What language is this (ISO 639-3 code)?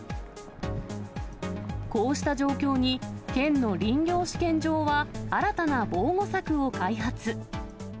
jpn